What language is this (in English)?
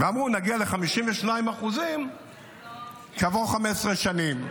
Hebrew